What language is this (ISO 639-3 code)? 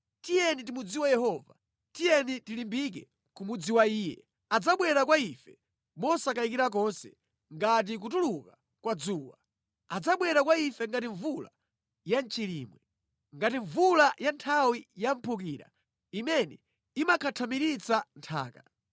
nya